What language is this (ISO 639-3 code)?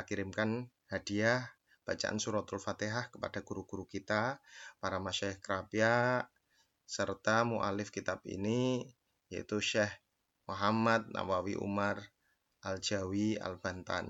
ind